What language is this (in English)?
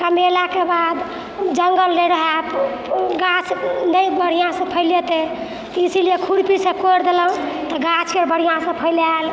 Maithili